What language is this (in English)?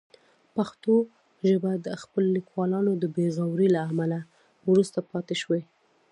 Pashto